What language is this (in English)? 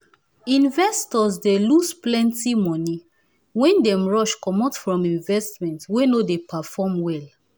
Nigerian Pidgin